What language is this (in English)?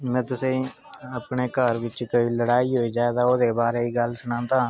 Dogri